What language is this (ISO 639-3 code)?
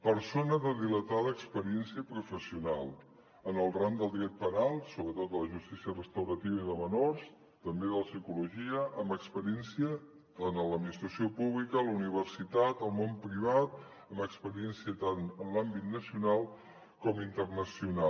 cat